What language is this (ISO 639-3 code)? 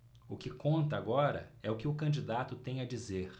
por